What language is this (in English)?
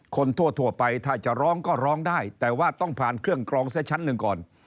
Thai